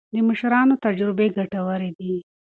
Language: Pashto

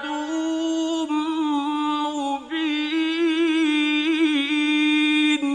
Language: Arabic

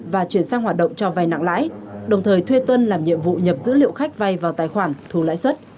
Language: Vietnamese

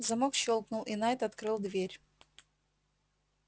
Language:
Russian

